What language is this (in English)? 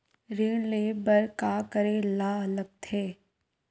Chhattisgarhi